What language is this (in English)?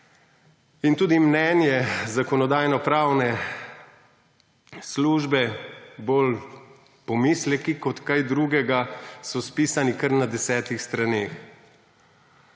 Slovenian